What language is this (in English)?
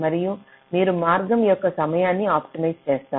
Telugu